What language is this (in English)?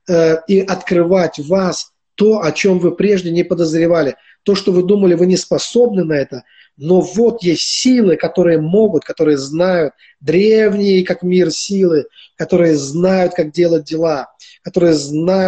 Russian